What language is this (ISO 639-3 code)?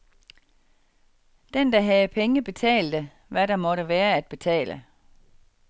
dan